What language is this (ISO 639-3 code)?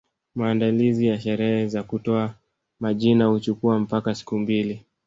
swa